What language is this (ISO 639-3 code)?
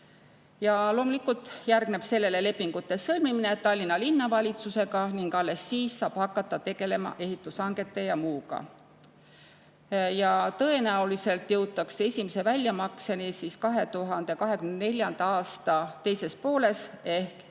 est